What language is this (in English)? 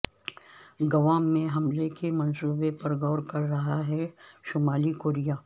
Urdu